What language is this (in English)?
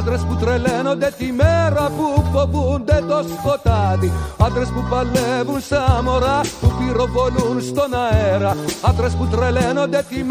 Greek